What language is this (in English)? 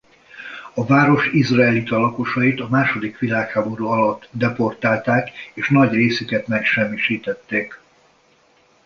Hungarian